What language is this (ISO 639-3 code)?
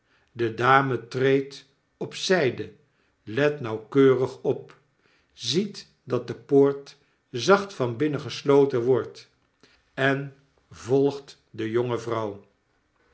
nld